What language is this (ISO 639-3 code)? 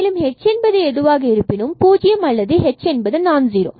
tam